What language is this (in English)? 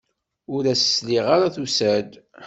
Kabyle